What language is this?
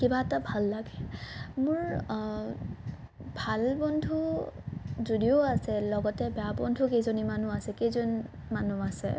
Assamese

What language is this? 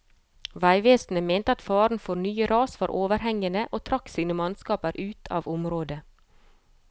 Norwegian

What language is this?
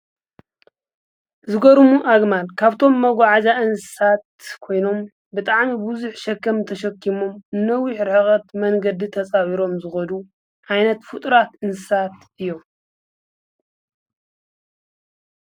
Tigrinya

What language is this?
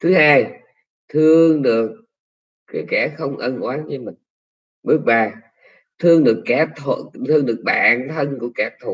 Vietnamese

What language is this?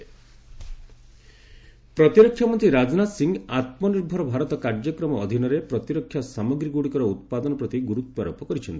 Odia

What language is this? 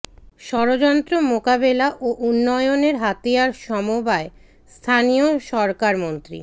Bangla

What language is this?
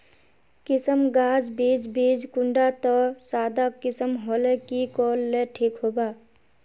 Magahi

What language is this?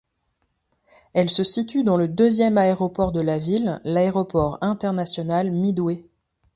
French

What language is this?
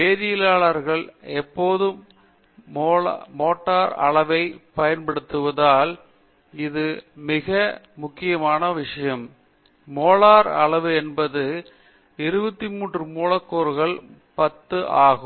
Tamil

